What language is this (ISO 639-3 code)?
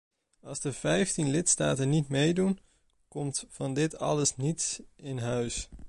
nld